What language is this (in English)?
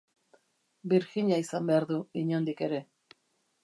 Basque